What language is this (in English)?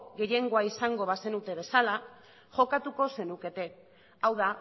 Basque